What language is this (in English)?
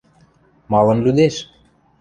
Western Mari